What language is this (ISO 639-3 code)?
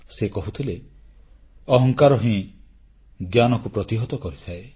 ori